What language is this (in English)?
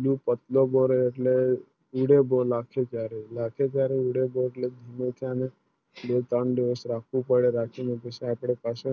Gujarati